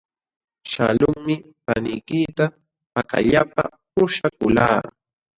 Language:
Jauja Wanca Quechua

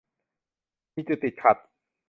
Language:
Thai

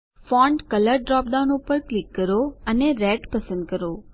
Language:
Gujarati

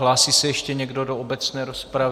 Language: Czech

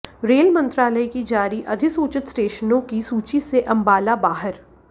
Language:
Hindi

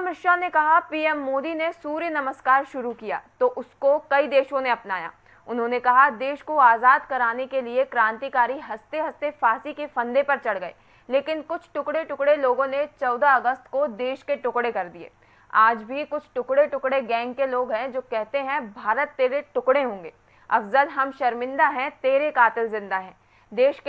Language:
Hindi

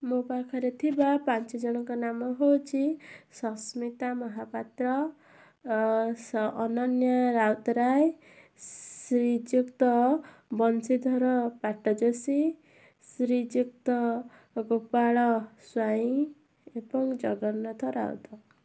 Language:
Odia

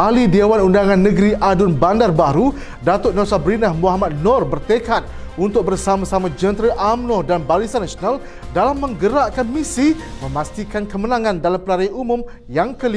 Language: Malay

